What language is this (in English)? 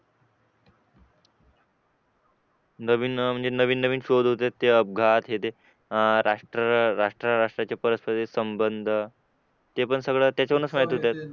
Marathi